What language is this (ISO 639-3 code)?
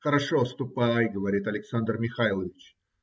rus